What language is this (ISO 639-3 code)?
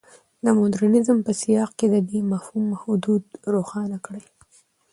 pus